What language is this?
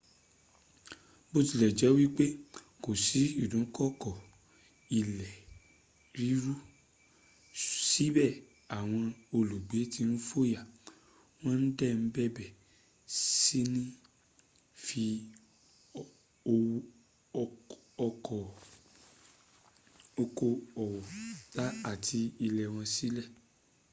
Yoruba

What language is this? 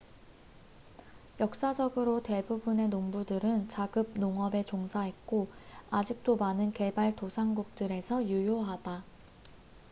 Korean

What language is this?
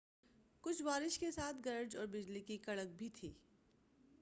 Urdu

